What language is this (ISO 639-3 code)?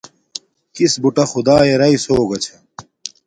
dmk